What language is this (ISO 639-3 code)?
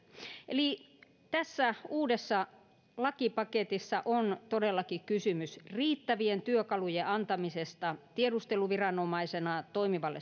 fin